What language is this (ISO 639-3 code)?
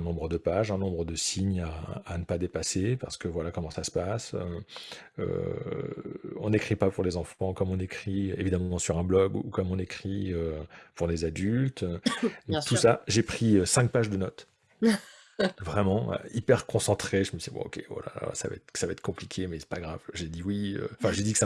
fra